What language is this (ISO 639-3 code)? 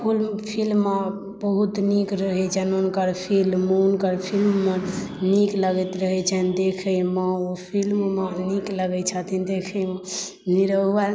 mai